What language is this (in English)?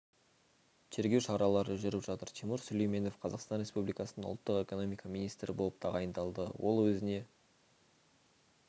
Kazakh